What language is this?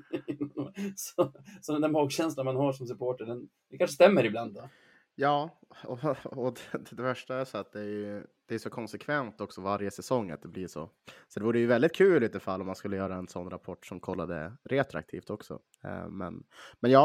Swedish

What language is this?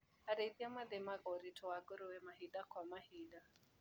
Kikuyu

